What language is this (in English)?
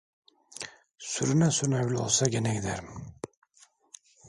Turkish